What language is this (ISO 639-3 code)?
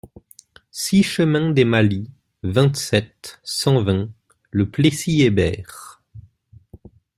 fra